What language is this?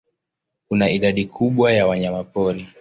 Swahili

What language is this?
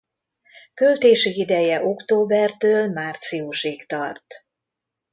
Hungarian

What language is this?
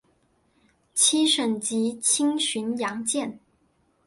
Chinese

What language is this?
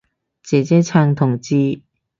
Cantonese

